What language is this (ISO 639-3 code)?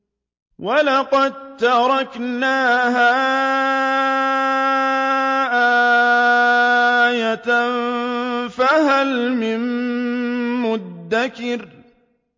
ara